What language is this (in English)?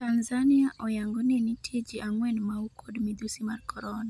Luo (Kenya and Tanzania)